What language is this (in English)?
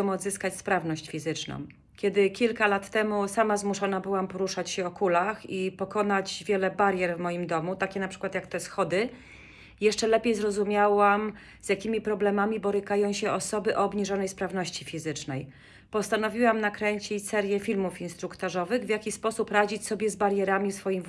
Polish